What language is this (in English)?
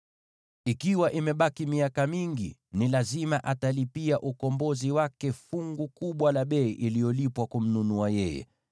Swahili